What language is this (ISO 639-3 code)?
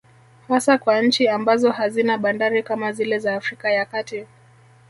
swa